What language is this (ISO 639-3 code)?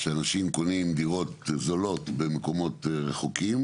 heb